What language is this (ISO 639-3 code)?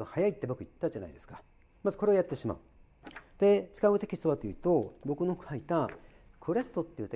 jpn